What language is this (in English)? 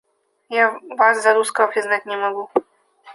Russian